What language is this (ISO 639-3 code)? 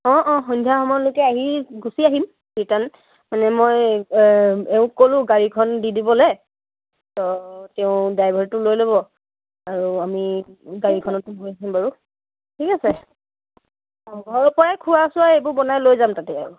asm